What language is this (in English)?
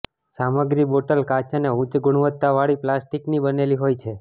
Gujarati